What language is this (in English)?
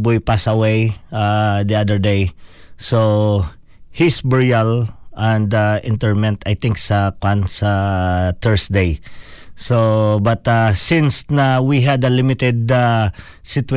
Filipino